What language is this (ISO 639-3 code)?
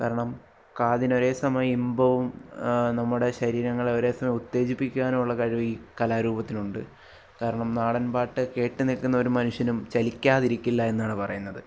mal